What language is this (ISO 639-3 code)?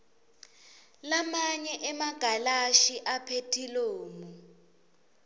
ssw